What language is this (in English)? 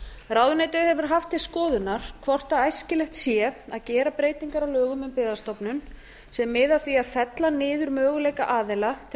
Icelandic